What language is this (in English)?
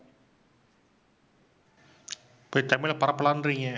Tamil